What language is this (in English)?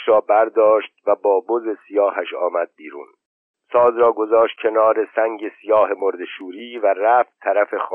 Persian